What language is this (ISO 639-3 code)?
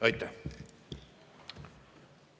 est